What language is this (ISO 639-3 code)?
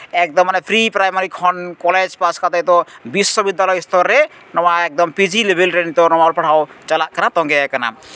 sat